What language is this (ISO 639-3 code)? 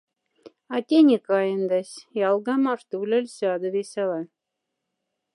mdf